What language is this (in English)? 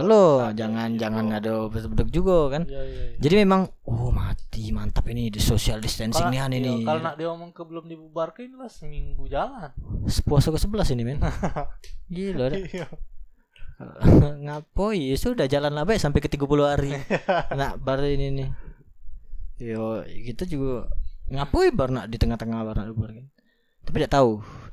Indonesian